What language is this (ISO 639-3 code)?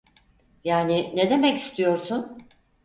tur